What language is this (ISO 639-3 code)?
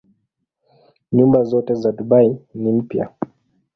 swa